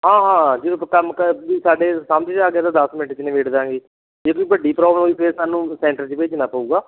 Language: Punjabi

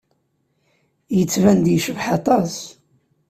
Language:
Kabyle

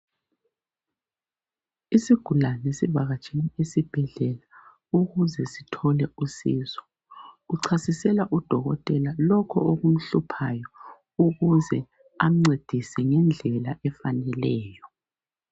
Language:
North Ndebele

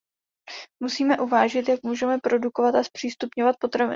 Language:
Czech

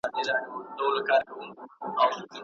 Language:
Pashto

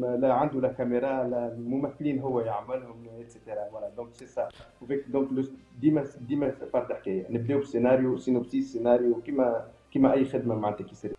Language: Arabic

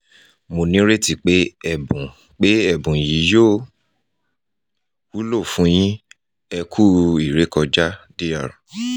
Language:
Yoruba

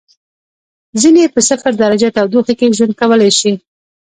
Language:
Pashto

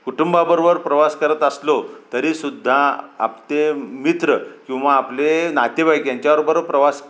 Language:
Marathi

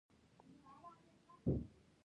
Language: Pashto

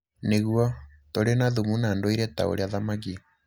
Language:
Kikuyu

